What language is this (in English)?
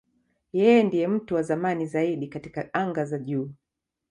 Swahili